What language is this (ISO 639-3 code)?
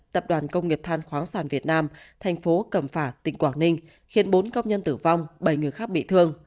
vie